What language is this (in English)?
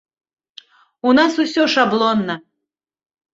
Belarusian